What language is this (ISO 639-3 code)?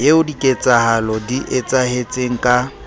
sot